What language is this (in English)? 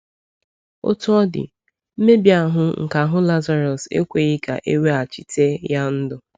Igbo